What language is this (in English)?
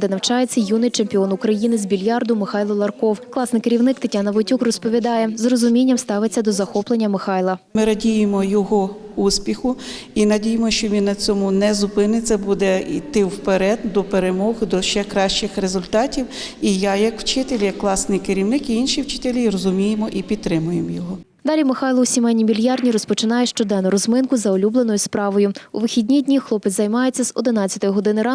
Ukrainian